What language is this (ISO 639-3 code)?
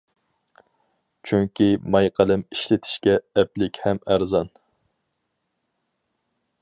uig